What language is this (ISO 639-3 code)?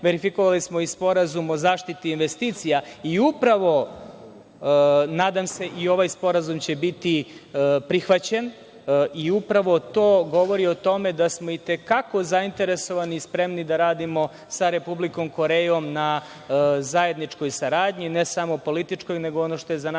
srp